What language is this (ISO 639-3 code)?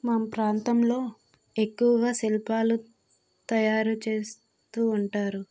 tel